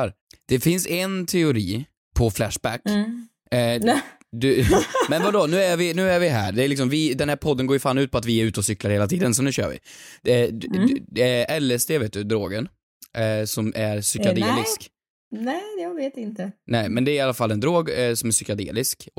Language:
Swedish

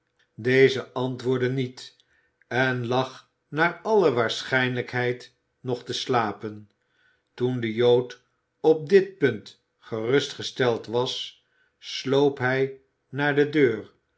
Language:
Dutch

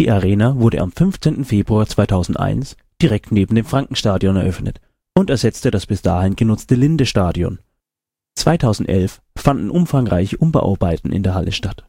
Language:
German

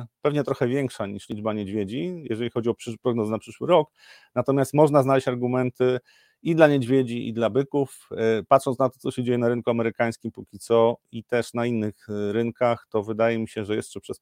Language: Polish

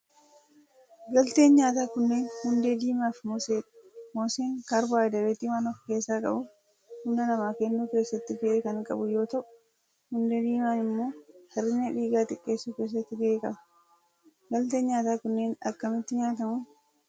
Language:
Oromo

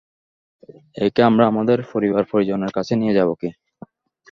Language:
Bangla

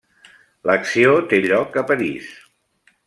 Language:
Catalan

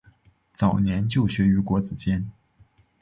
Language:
Chinese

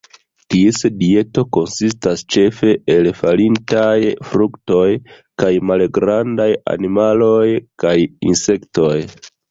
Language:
Esperanto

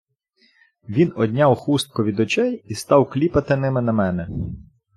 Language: Ukrainian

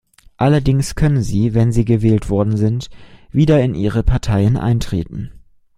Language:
German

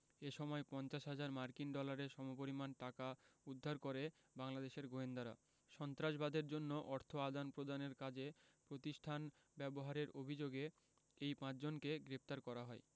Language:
Bangla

